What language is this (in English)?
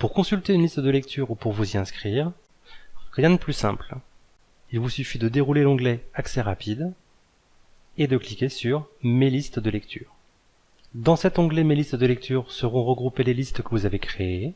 French